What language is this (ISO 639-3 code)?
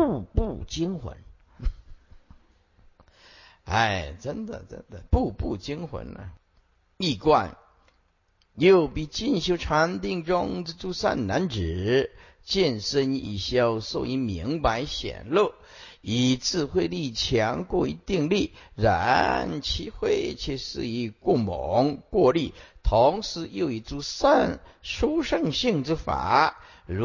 zho